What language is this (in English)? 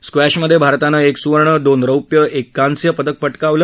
Marathi